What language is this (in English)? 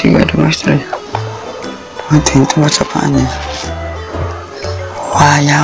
Korean